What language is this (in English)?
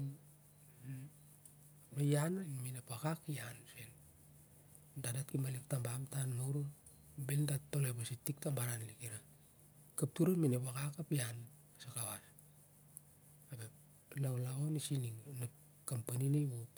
Siar-Lak